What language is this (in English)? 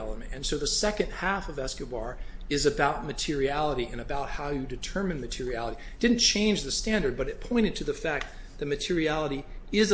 English